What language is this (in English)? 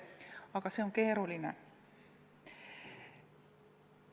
Estonian